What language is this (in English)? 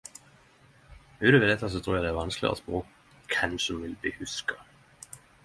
Norwegian Nynorsk